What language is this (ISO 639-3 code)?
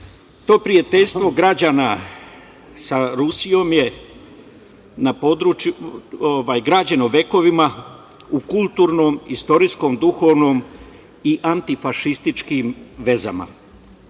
srp